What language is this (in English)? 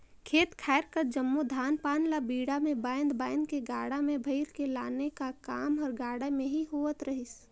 Chhattisgarhi